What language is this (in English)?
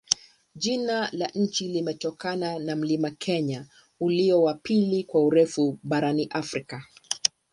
Swahili